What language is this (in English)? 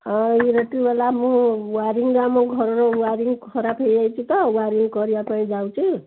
Odia